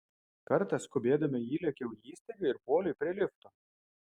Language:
Lithuanian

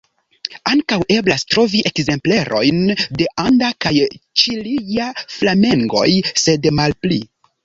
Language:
Esperanto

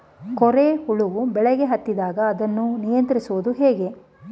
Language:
Kannada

